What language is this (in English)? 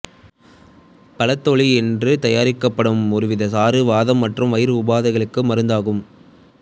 Tamil